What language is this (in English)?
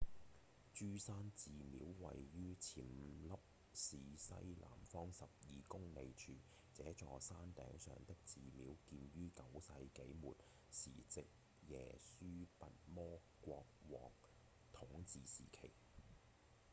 Cantonese